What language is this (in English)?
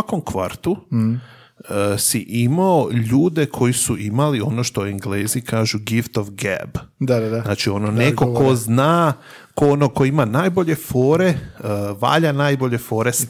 Croatian